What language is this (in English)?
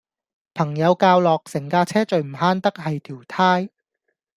Cantonese